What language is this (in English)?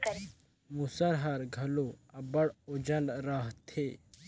Chhattisgarhi